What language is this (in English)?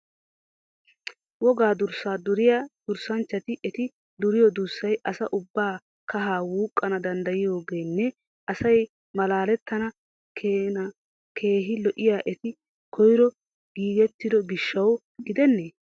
Wolaytta